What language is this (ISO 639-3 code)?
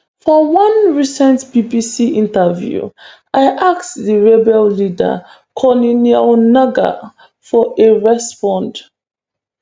pcm